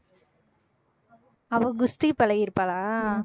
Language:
Tamil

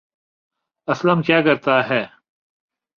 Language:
Urdu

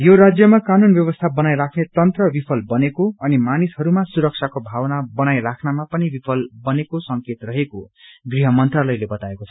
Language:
Nepali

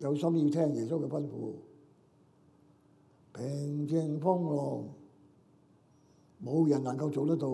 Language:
Chinese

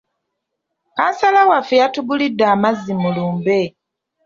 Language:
Ganda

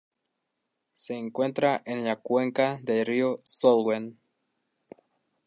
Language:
Spanish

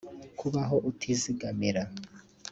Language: Kinyarwanda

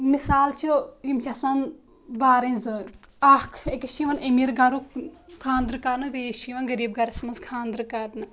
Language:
Kashmiri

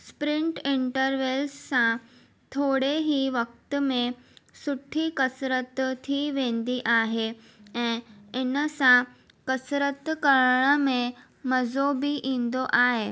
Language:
Sindhi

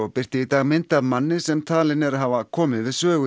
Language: Icelandic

